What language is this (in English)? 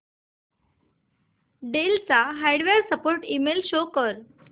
Marathi